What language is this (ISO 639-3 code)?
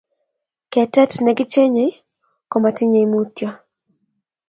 kln